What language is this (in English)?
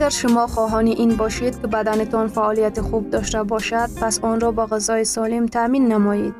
Persian